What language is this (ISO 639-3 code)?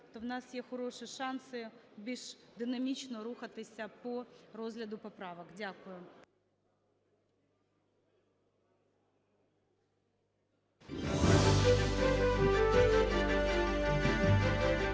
ukr